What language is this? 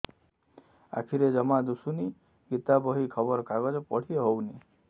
Odia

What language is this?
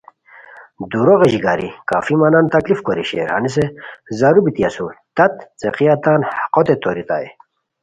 Khowar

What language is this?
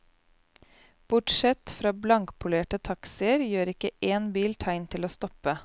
Norwegian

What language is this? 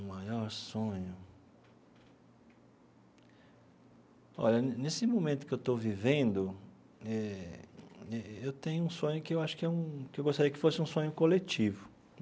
Portuguese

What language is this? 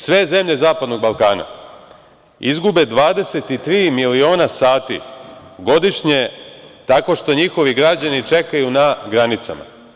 Serbian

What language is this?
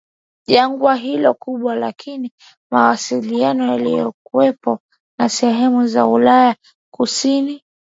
Swahili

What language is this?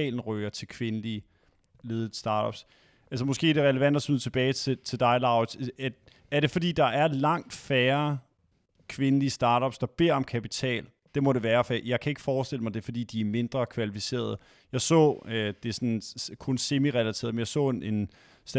Danish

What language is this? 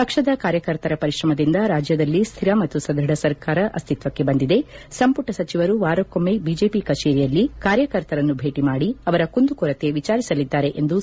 Kannada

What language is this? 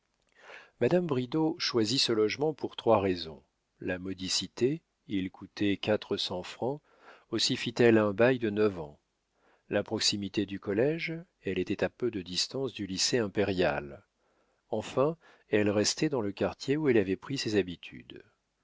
French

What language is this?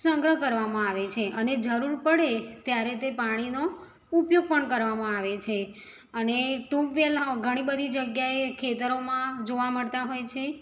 Gujarati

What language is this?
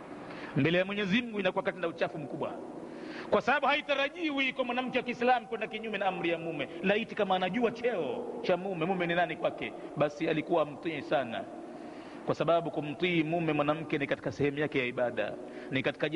Swahili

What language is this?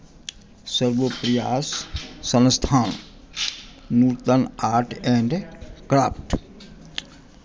Maithili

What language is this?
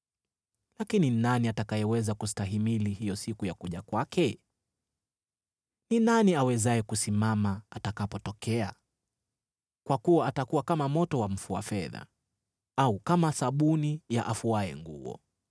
Swahili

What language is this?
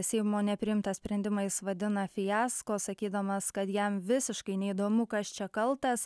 Lithuanian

